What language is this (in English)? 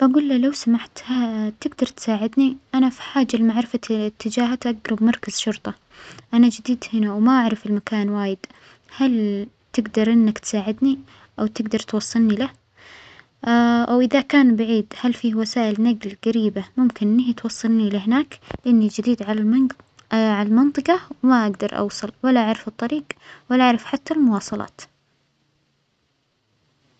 Omani Arabic